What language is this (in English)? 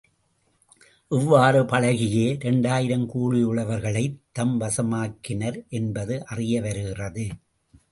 Tamil